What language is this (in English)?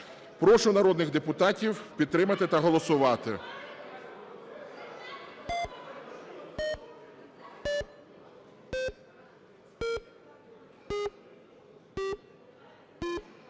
Ukrainian